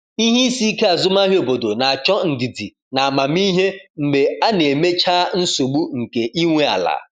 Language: Igbo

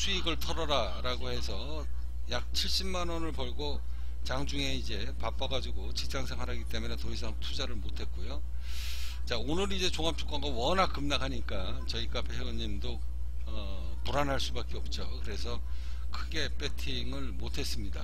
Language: Korean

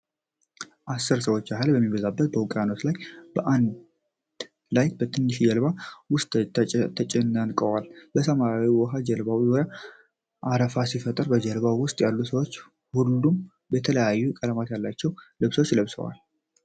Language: Amharic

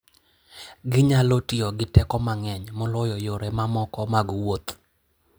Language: Luo (Kenya and Tanzania)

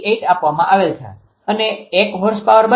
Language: Gujarati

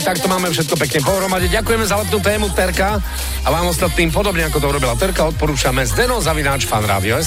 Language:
Slovak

